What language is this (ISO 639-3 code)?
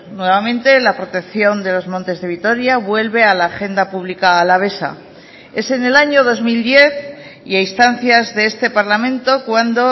spa